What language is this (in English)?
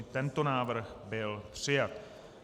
Czech